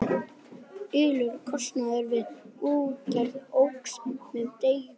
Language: Icelandic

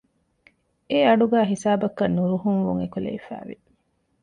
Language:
Divehi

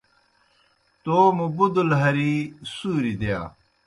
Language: Kohistani Shina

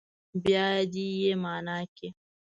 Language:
Pashto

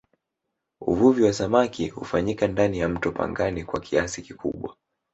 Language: Swahili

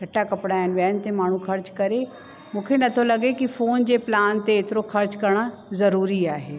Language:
Sindhi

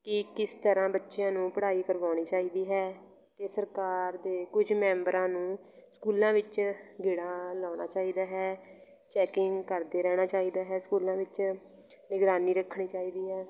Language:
Punjabi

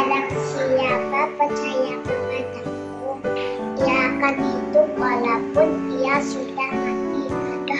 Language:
Indonesian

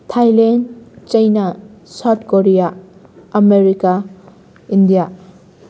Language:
Manipuri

